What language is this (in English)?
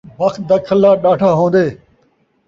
Saraiki